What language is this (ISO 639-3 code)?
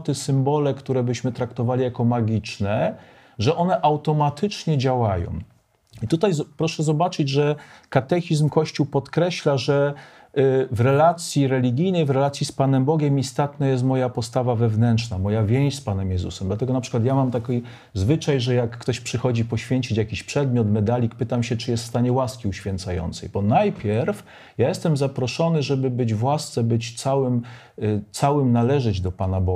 pol